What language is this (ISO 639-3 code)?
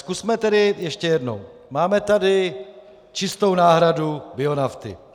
ces